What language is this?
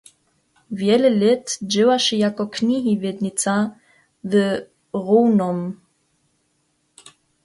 Upper Sorbian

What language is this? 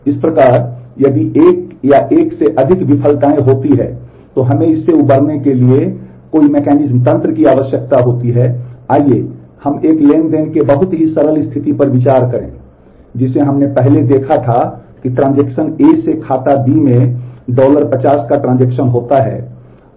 Hindi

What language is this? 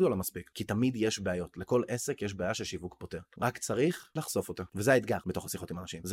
Hebrew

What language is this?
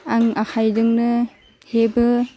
Bodo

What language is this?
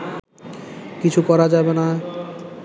Bangla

